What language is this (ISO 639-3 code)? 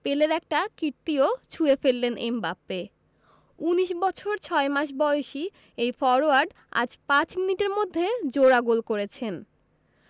ben